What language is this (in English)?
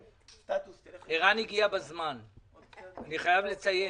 Hebrew